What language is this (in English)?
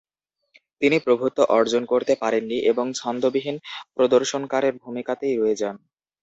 Bangla